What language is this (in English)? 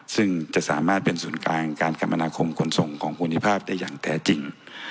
Thai